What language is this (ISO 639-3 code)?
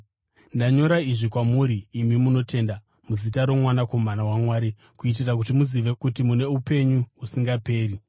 sna